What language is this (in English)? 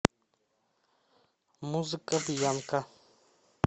Russian